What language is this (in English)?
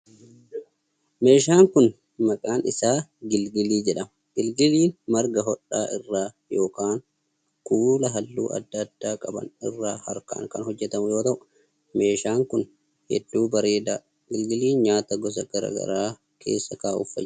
Oromo